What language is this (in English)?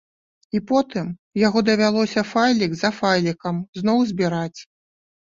Belarusian